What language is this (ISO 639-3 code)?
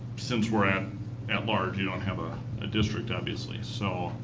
eng